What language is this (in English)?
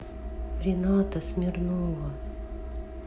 Russian